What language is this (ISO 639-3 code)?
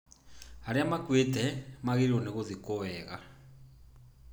kik